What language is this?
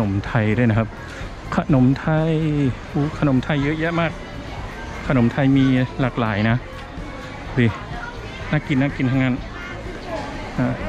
Thai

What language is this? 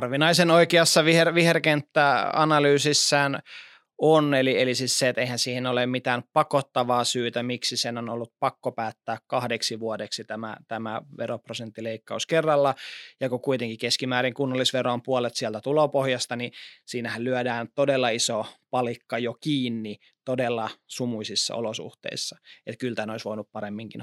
Finnish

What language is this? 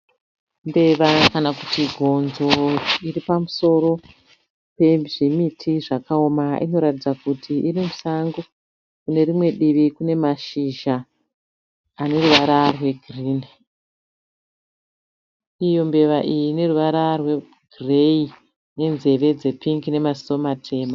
Shona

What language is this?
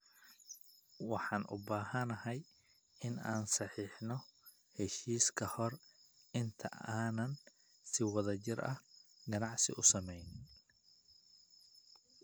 Somali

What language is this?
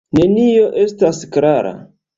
Esperanto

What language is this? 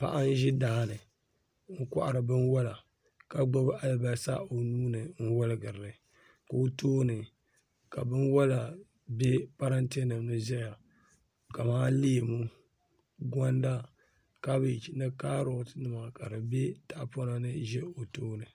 Dagbani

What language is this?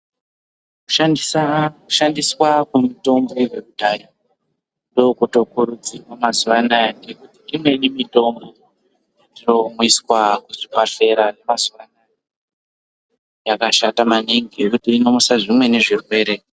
Ndau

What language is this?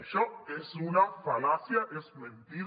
Catalan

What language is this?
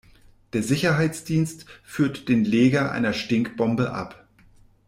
German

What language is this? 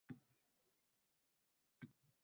Uzbek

